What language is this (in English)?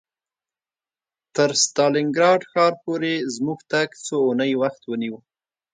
Pashto